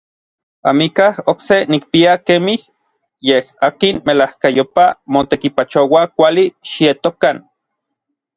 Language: Orizaba Nahuatl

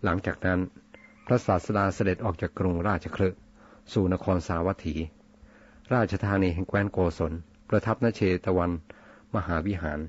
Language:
Thai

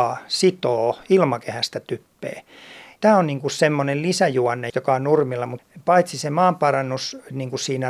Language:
Finnish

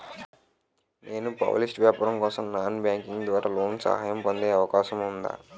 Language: Telugu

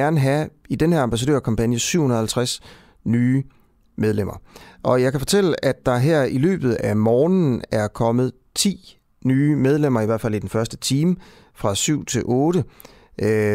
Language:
Danish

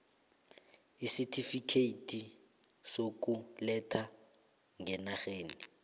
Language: South Ndebele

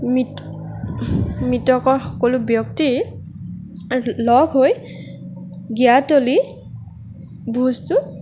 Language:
Assamese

